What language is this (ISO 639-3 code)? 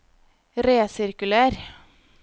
nor